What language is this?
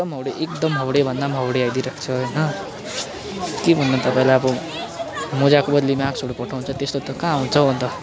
Nepali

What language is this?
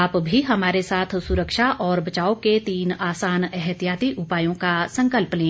Hindi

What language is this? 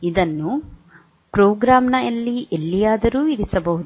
Kannada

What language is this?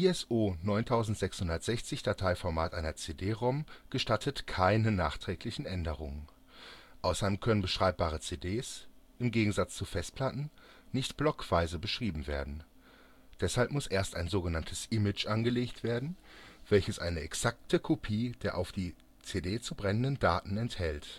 German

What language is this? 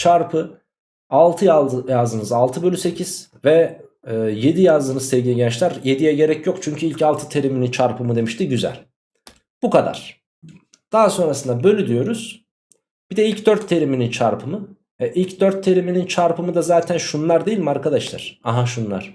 Turkish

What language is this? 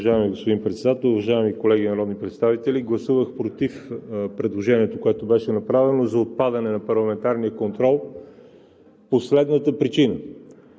Bulgarian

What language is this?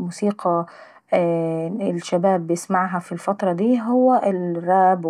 Saidi Arabic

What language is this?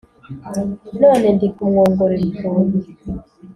Kinyarwanda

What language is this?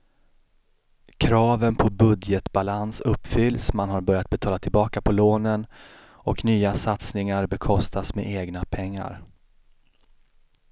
Swedish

